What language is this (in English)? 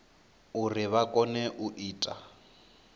Venda